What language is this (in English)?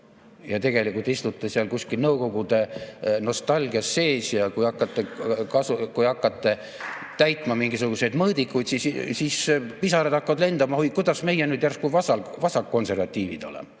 Estonian